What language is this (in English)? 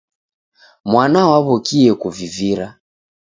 Taita